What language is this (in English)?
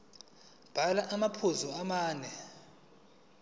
Zulu